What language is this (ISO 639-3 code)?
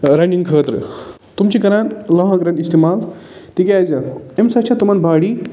kas